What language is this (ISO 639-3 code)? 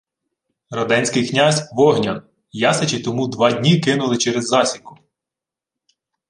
ukr